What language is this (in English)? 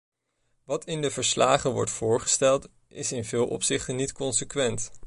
Dutch